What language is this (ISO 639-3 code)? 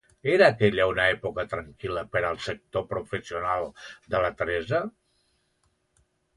cat